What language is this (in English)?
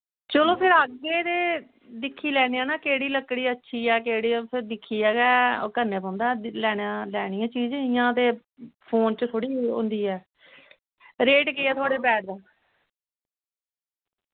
Dogri